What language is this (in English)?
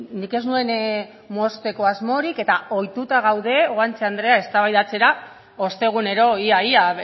Basque